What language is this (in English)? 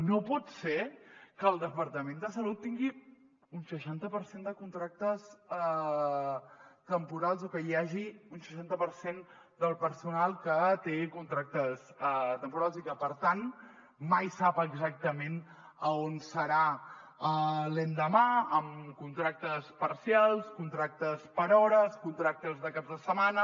Catalan